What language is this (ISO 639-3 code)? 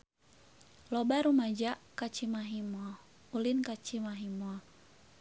sun